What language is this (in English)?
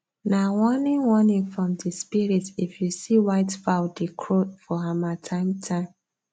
Nigerian Pidgin